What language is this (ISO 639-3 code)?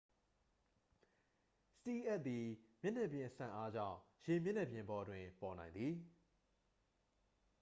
mya